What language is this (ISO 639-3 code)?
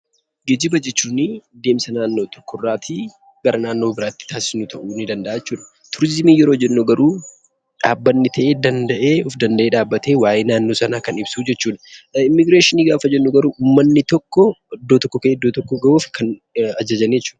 orm